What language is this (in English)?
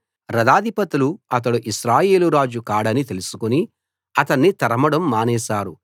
Telugu